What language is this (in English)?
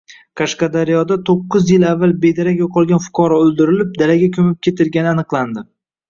Uzbek